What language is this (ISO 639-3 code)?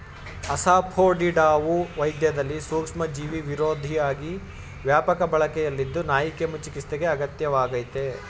kan